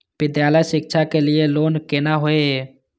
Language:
Maithili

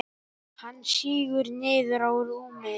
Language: Icelandic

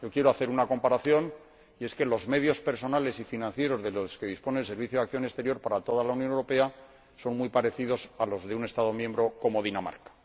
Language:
Spanish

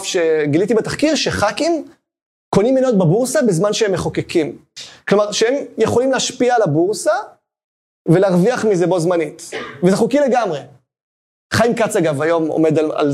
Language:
Hebrew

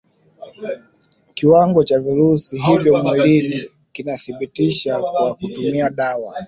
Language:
Swahili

